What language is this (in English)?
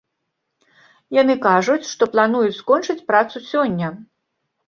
Belarusian